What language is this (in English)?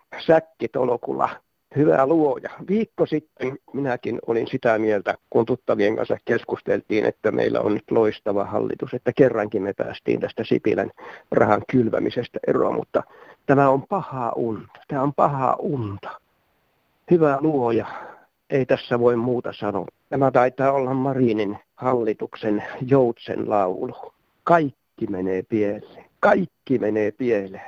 Finnish